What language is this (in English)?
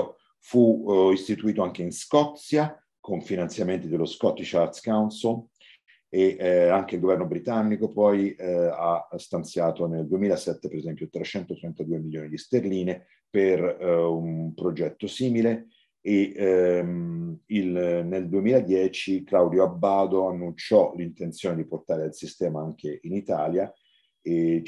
Italian